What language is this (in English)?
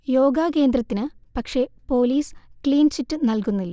Malayalam